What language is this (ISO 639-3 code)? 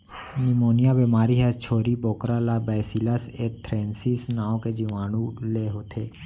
hne